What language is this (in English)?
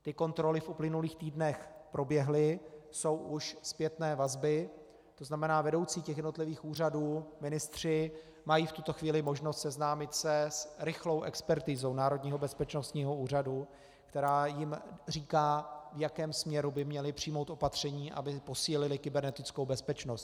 Czech